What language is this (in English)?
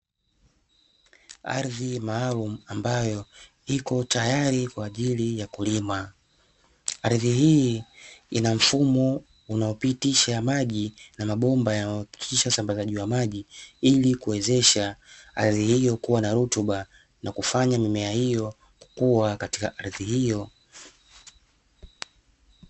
Swahili